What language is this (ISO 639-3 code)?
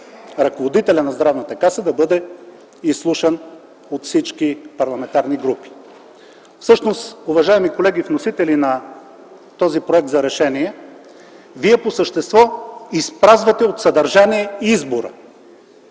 bul